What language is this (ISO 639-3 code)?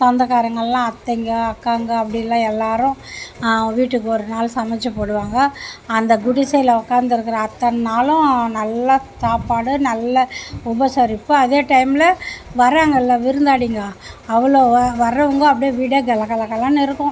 tam